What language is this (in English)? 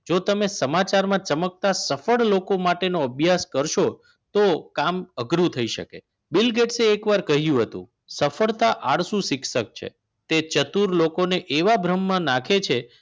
Gujarati